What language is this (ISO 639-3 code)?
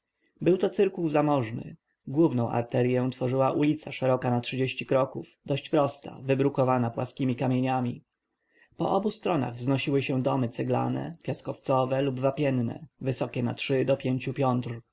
pol